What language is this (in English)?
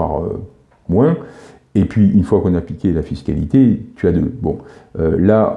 French